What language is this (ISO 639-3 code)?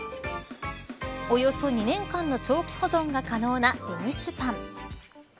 jpn